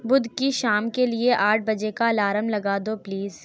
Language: Urdu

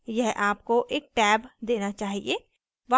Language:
Hindi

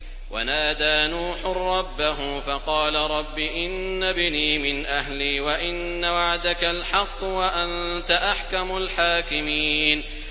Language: Arabic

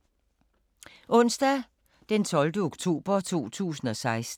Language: Danish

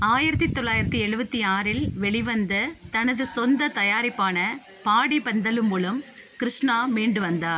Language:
Tamil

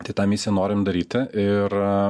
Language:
Lithuanian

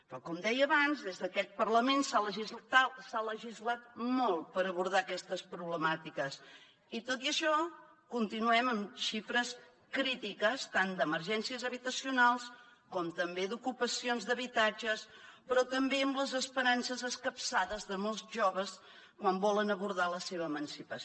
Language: Catalan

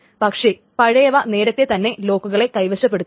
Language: Malayalam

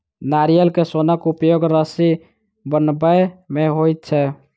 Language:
Maithili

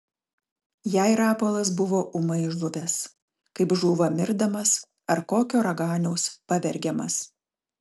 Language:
Lithuanian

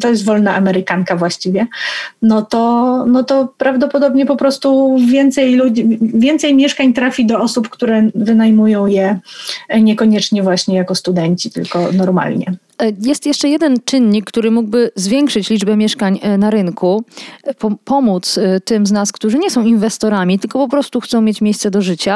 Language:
Polish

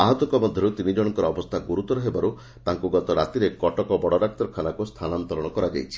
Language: Odia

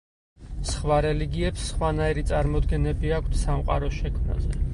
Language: Georgian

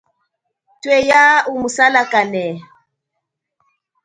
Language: Chokwe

